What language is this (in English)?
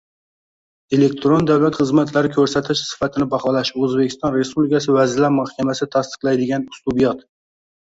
Uzbek